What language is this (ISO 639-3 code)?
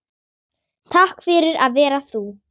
isl